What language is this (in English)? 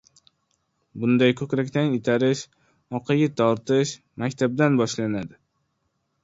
Uzbek